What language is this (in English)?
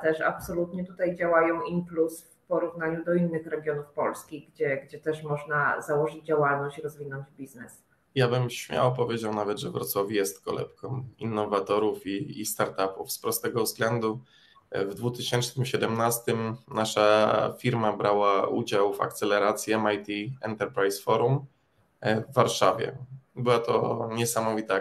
Polish